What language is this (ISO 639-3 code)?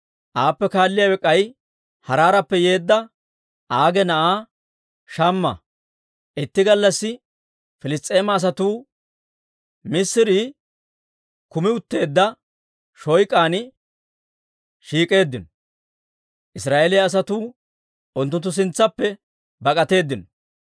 dwr